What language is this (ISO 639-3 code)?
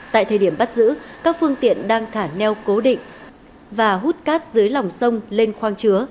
vie